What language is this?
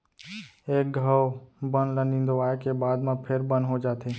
Chhattisgarhi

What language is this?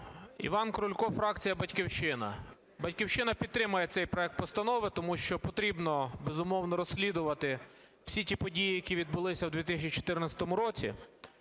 Ukrainian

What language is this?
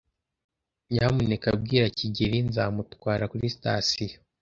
Kinyarwanda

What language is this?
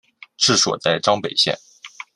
Chinese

